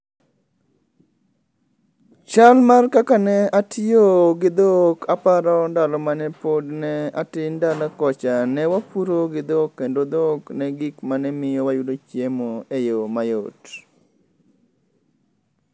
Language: Luo (Kenya and Tanzania)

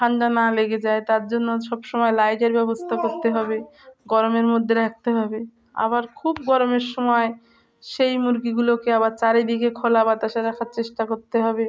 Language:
Bangla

